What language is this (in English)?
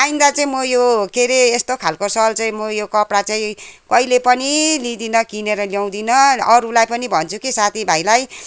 Nepali